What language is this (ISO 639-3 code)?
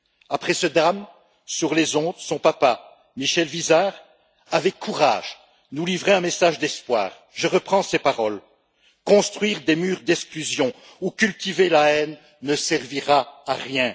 fra